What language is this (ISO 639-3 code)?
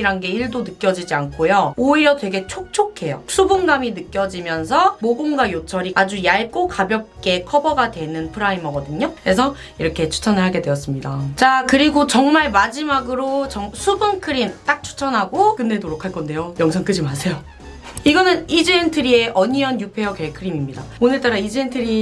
kor